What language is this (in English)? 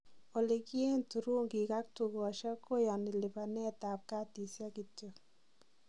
Kalenjin